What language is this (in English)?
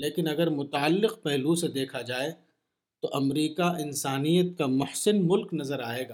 Urdu